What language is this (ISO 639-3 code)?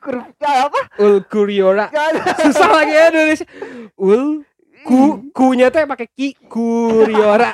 ind